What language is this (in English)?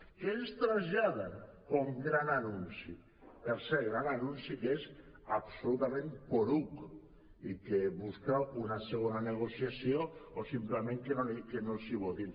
Catalan